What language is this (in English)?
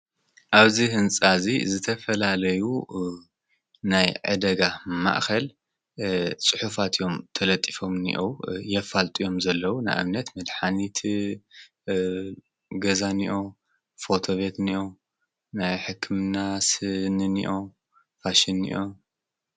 Tigrinya